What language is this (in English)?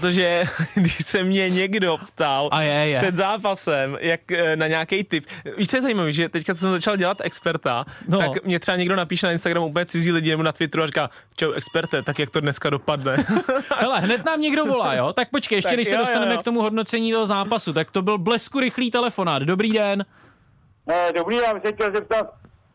Czech